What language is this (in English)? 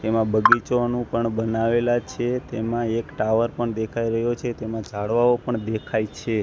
Gujarati